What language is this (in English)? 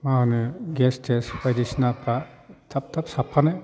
Bodo